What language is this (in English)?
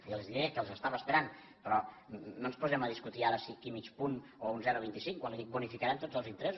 Catalan